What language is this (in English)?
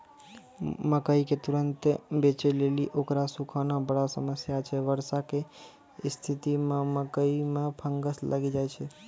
Maithili